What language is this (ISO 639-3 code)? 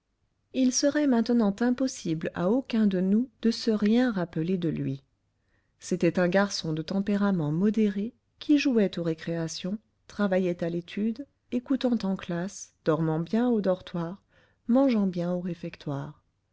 fra